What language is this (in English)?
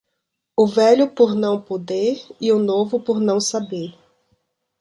Portuguese